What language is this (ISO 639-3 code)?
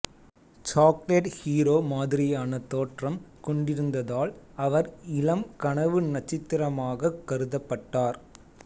tam